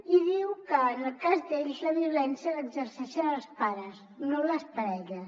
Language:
Catalan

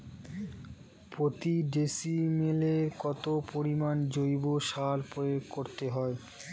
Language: Bangla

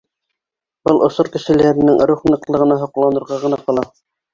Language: Bashkir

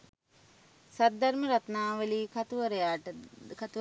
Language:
Sinhala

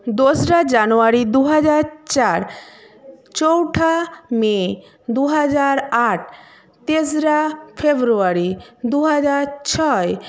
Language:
Bangla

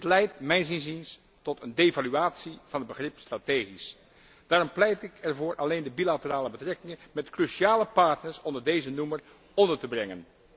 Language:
Dutch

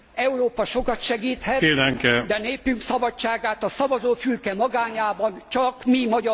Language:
Hungarian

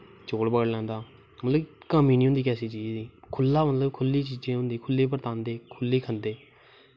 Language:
Dogri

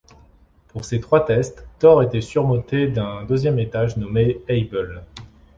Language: French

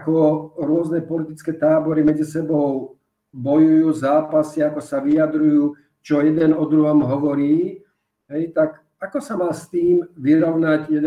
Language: Slovak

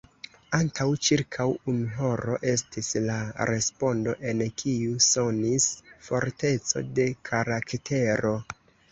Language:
Esperanto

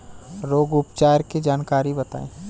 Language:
Bhojpuri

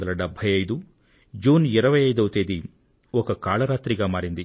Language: Telugu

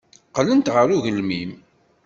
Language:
Kabyle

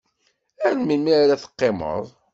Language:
Kabyle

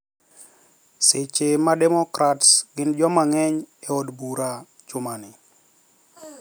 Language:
Luo (Kenya and Tanzania)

